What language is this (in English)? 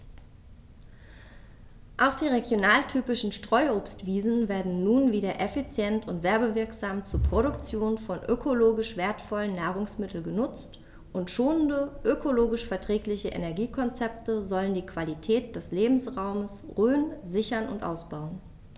German